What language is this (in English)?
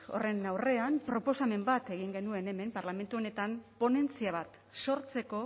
Basque